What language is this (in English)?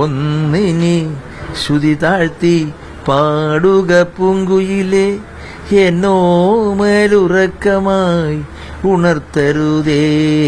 Malayalam